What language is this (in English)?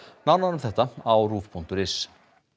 Icelandic